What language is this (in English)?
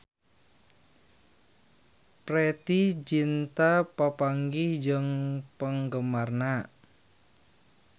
Sundanese